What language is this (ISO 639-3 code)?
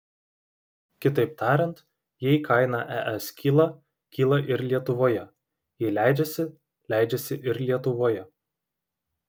lit